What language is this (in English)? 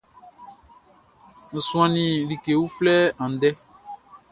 Baoulé